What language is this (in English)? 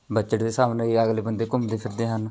Punjabi